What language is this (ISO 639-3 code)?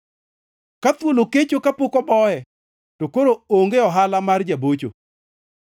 luo